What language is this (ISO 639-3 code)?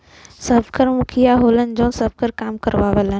bho